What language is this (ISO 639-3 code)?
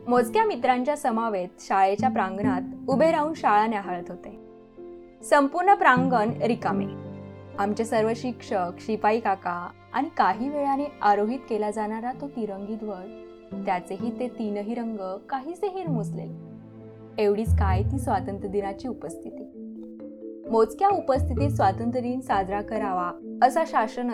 mar